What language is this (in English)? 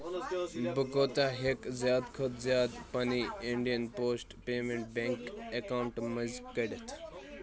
Kashmiri